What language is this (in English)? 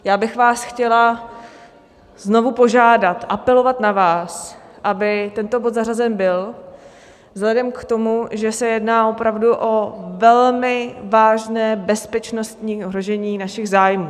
Czech